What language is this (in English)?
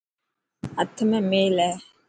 Dhatki